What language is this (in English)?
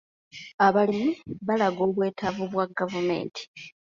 Ganda